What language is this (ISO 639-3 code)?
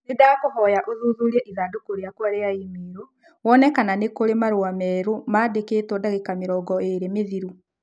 kik